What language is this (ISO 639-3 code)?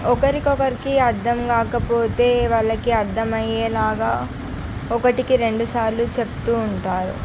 tel